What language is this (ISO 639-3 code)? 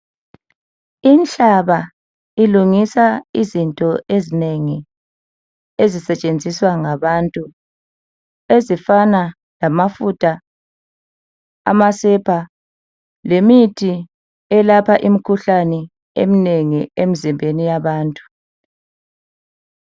nde